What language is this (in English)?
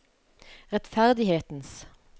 Norwegian